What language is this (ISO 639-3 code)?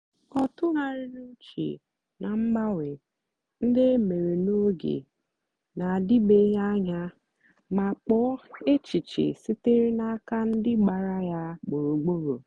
ibo